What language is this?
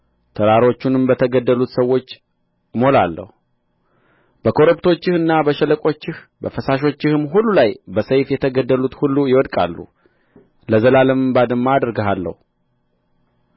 Amharic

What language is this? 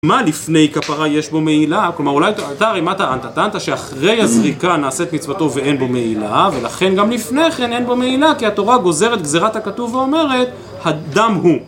Hebrew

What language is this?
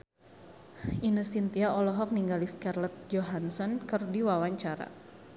Sundanese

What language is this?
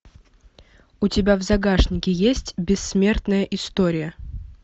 Russian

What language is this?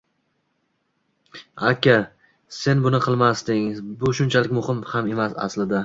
Uzbek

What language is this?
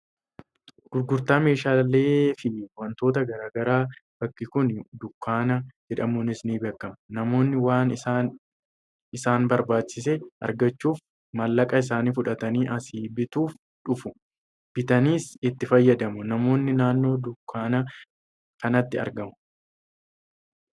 Oromo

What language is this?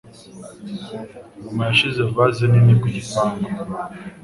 Kinyarwanda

